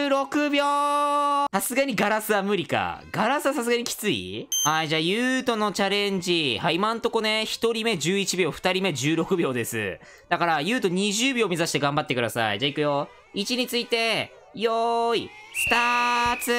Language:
Japanese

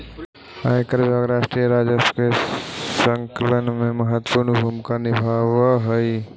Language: Magahi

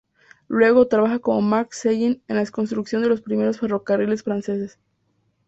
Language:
Spanish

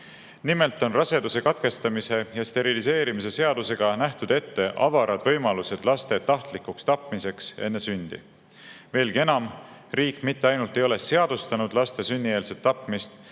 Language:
Estonian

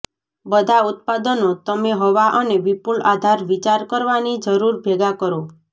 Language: Gujarati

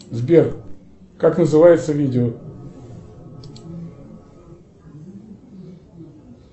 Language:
Russian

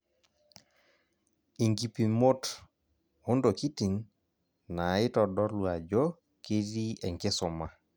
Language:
Masai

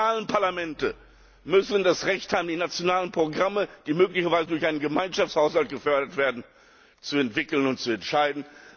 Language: German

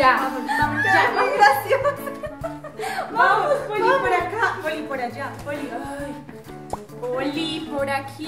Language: Spanish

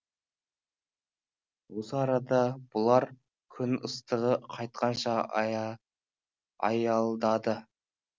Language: Kazakh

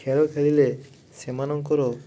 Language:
Odia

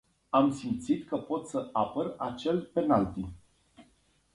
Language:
Romanian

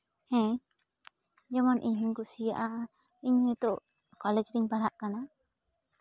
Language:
Santali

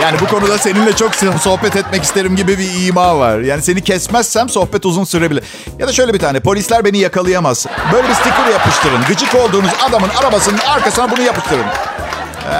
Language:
Turkish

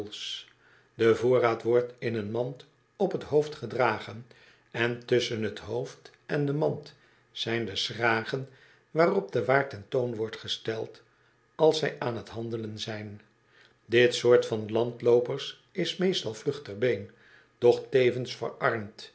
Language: Dutch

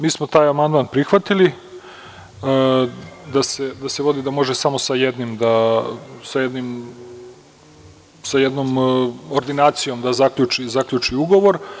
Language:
Serbian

